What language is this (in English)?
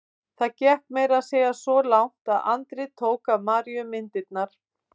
Icelandic